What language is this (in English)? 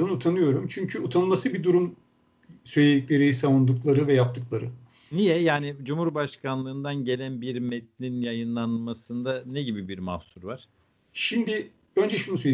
Turkish